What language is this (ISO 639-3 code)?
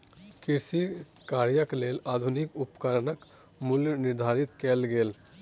mai